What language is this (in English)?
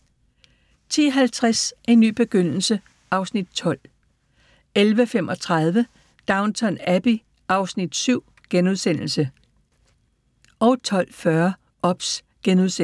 Danish